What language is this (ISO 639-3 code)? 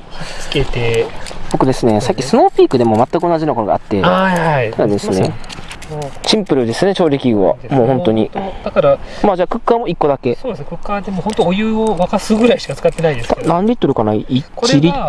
jpn